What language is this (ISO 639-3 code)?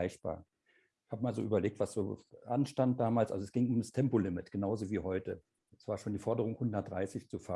deu